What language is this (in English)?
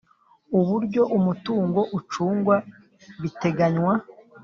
Kinyarwanda